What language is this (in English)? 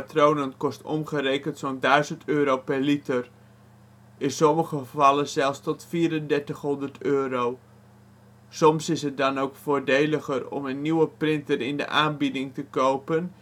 Dutch